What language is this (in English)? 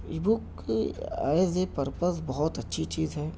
Urdu